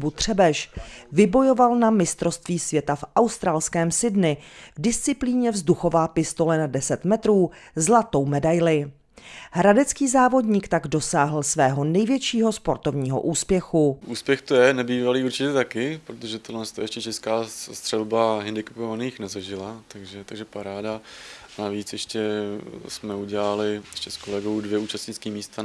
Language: Czech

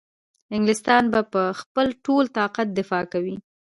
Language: Pashto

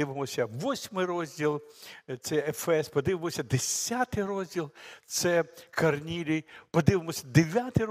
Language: Ukrainian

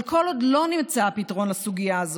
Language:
Hebrew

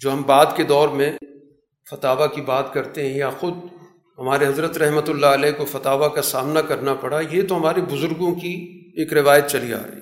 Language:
Urdu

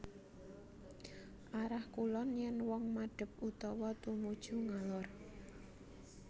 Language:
Javanese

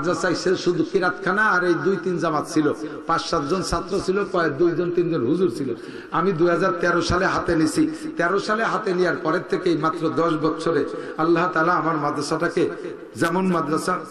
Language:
Arabic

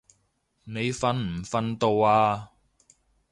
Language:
Cantonese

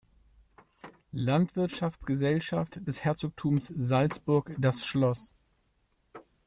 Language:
German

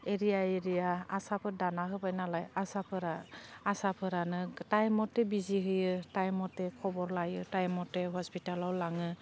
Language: Bodo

